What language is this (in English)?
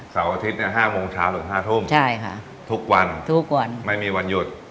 Thai